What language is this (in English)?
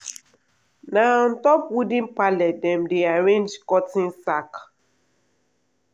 Nigerian Pidgin